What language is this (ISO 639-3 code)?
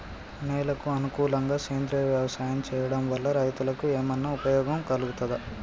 tel